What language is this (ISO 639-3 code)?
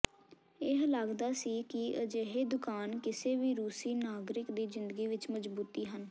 pan